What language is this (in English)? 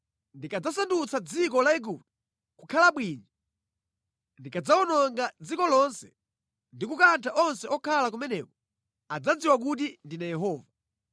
Nyanja